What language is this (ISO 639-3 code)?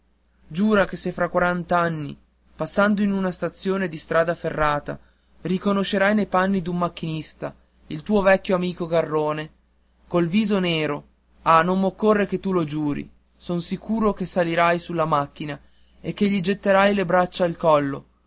ita